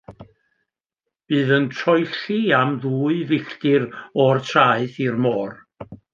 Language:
Welsh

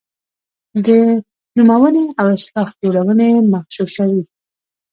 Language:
Pashto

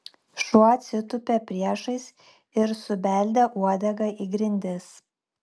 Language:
Lithuanian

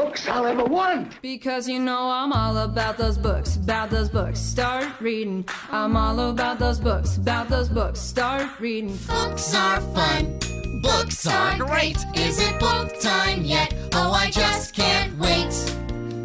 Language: Polish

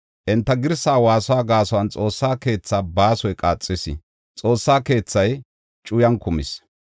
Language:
Gofa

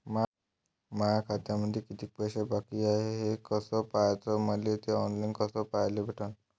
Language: Marathi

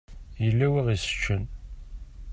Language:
Kabyle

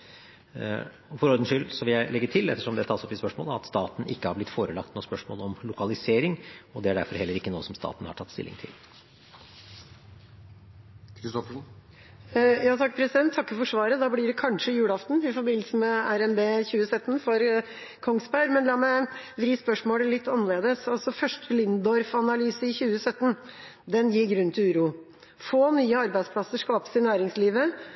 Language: Norwegian Bokmål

